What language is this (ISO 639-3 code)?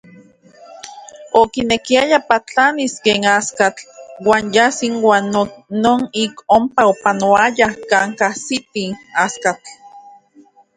ncx